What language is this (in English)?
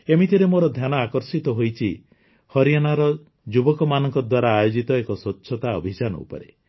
Odia